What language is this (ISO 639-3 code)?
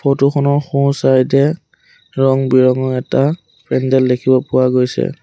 asm